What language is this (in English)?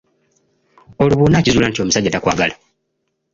Ganda